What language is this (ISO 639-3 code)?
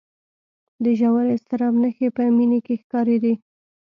pus